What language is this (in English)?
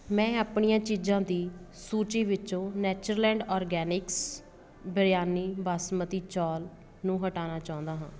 Punjabi